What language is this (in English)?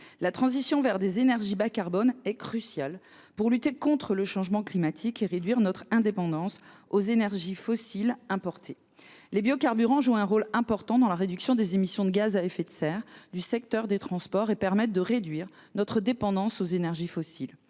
French